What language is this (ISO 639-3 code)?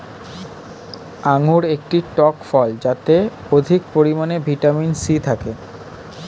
ben